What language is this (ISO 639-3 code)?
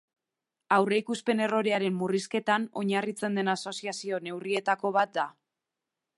eus